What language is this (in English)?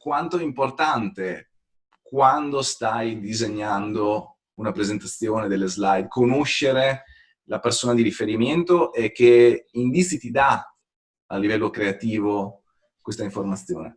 Italian